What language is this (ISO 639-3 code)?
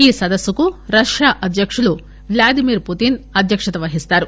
tel